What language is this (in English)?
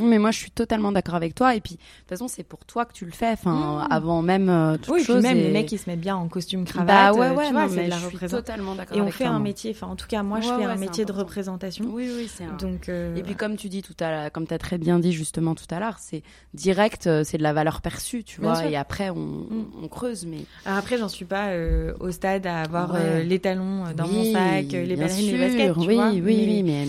French